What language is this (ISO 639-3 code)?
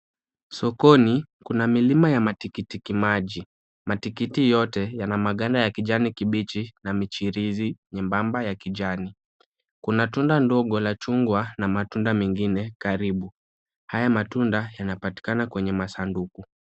swa